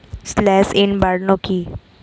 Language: Bangla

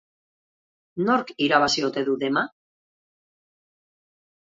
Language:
Basque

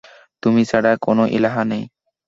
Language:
Bangla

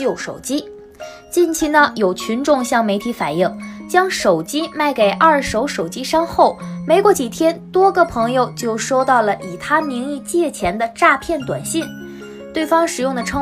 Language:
Chinese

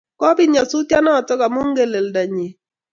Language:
Kalenjin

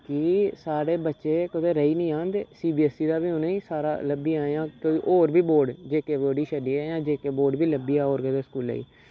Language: Dogri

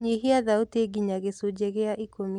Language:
Kikuyu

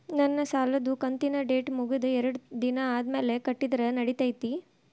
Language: Kannada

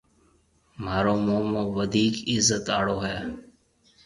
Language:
Marwari (Pakistan)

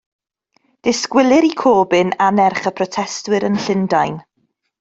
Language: Welsh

